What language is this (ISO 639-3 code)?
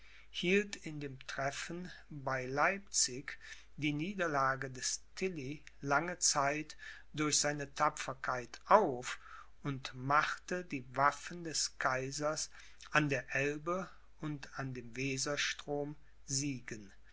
deu